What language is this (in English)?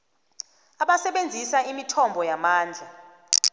South Ndebele